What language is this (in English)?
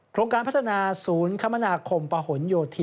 Thai